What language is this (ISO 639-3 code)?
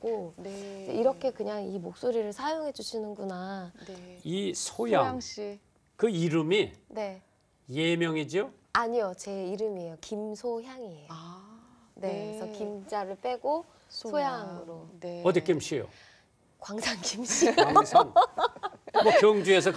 kor